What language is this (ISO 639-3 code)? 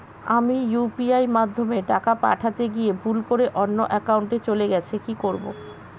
ben